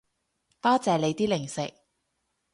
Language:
Cantonese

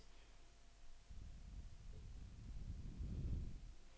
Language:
Danish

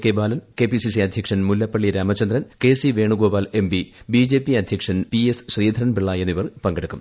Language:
Malayalam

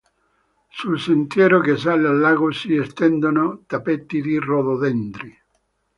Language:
Italian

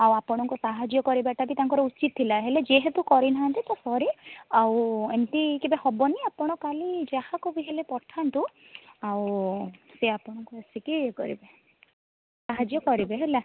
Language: Odia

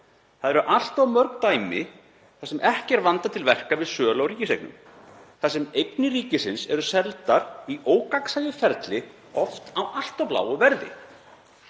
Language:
Icelandic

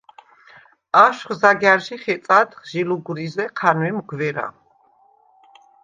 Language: Svan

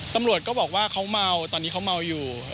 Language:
Thai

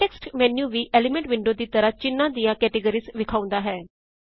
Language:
Punjabi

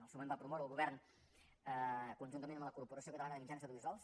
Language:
Catalan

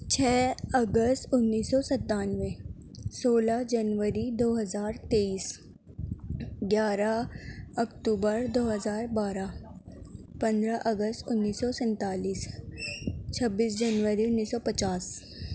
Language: Urdu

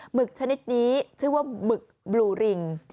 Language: Thai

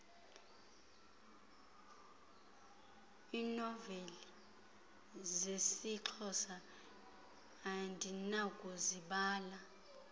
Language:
Xhosa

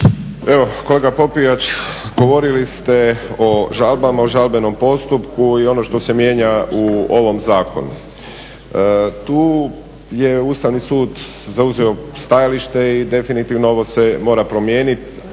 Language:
Croatian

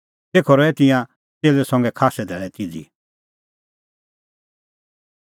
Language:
Kullu Pahari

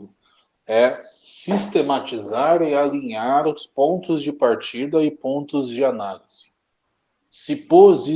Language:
Portuguese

